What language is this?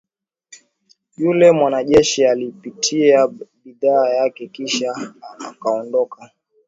Swahili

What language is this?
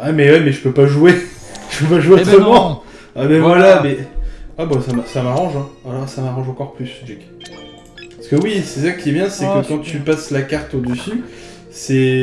French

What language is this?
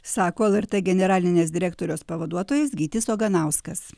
Lithuanian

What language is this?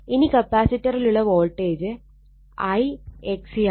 Malayalam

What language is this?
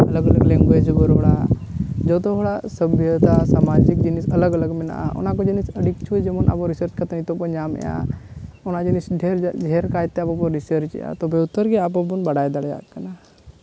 Santali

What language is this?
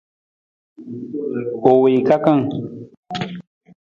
Nawdm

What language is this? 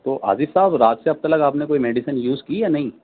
Urdu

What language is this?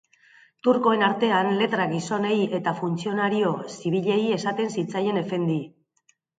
Basque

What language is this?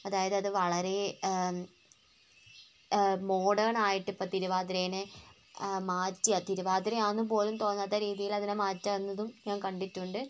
Malayalam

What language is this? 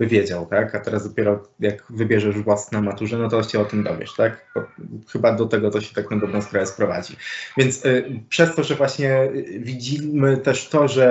Polish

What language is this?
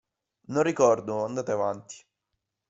Italian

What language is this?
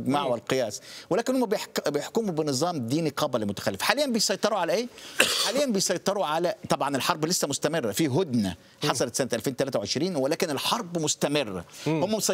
Arabic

